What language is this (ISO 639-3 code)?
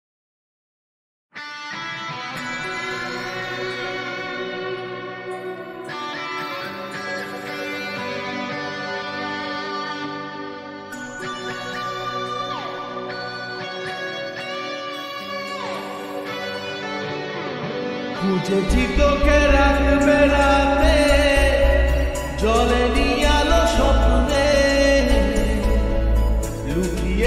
ron